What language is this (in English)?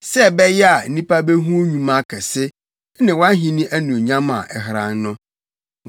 Akan